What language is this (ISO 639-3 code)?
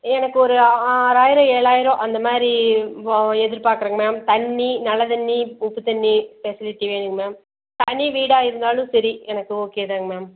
tam